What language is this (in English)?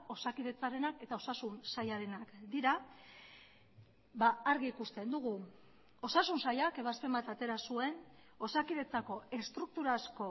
Basque